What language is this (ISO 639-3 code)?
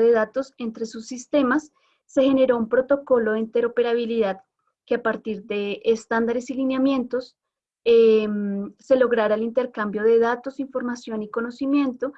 spa